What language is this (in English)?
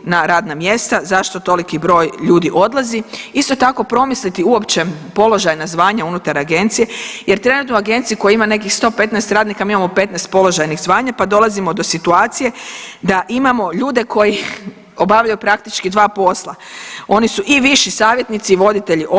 Croatian